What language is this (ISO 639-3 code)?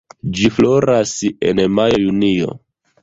epo